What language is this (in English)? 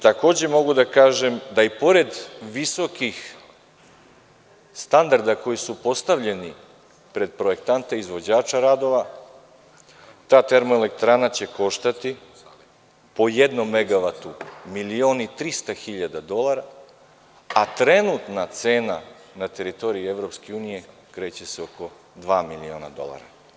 Serbian